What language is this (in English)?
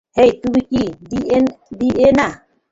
Bangla